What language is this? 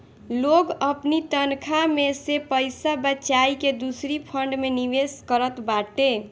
Bhojpuri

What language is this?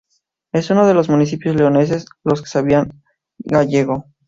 Spanish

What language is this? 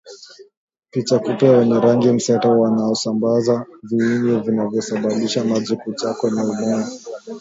Swahili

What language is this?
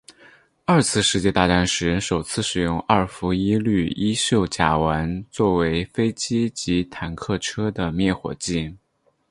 Chinese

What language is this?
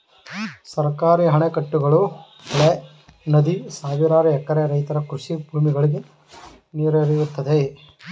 Kannada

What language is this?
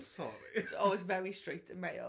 Welsh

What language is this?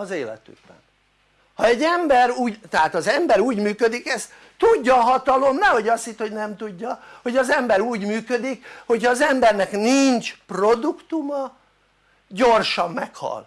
Hungarian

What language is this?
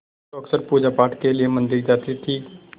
Hindi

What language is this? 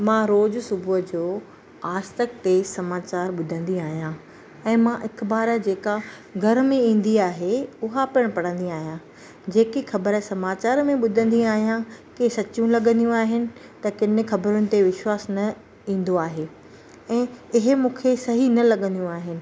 Sindhi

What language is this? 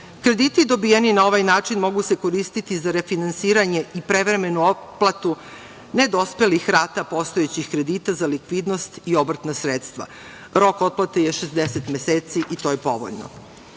Serbian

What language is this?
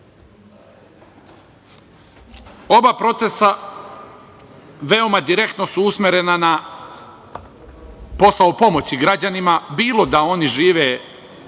Serbian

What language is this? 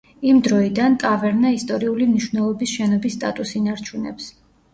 Georgian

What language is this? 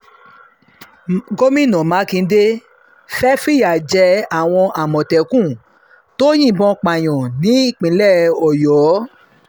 Yoruba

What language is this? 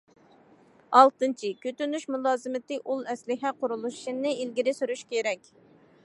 Uyghur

